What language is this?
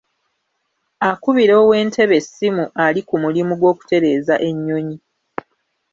Ganda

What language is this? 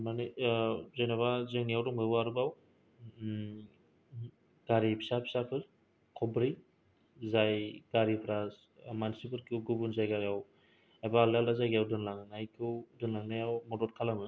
Bodo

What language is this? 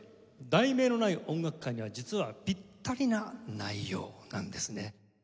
Japanese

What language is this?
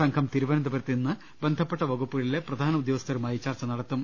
Malayalam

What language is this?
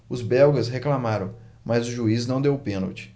Portuguese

